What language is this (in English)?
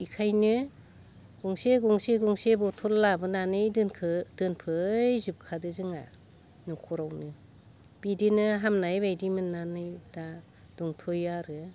Bodo